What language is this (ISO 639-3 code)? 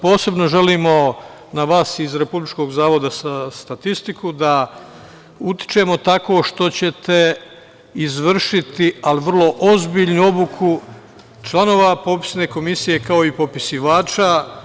srp